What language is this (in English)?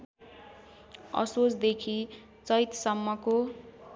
Nepali